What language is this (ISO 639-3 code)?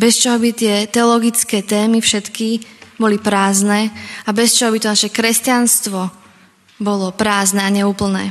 slk